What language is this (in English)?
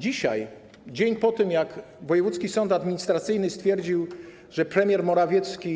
Polish